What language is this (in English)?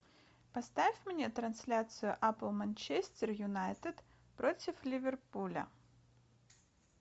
Russian